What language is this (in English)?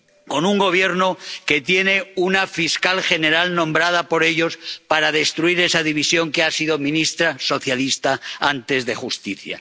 Spanish